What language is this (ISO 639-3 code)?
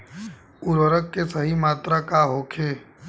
bho